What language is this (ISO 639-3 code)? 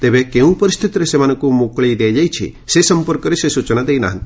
ori